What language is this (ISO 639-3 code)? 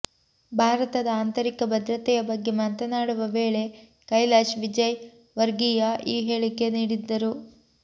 kan